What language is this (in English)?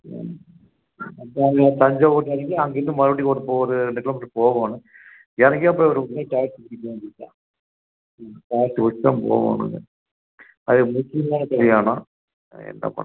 Tamil